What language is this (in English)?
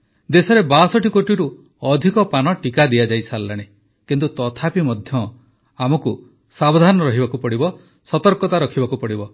Odia